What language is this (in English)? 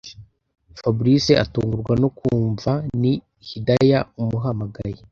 Kinyarwanda